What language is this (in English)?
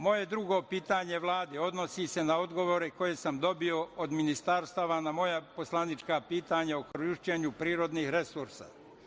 Serbian